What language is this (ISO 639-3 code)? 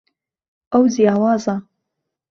ckb